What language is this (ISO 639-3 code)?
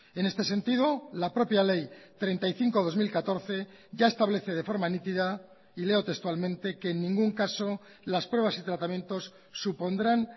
spa